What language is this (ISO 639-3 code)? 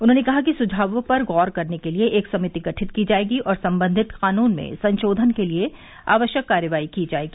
hin